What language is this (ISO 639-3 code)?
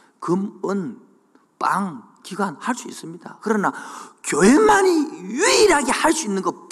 kor